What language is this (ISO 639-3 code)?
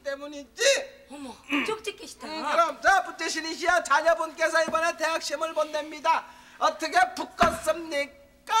kor